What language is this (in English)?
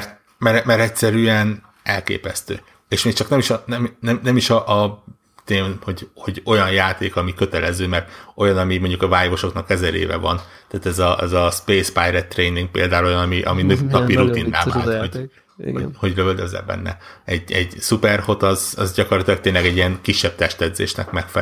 Hungarian